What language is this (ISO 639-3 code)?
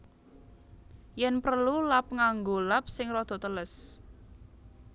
jav